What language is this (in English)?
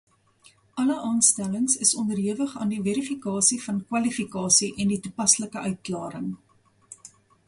Afrikaans